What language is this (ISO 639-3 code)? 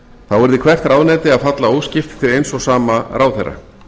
isl